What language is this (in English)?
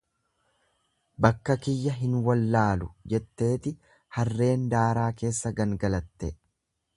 Oromo